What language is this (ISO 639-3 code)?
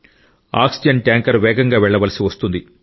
tel